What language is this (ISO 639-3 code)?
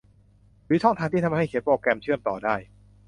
tha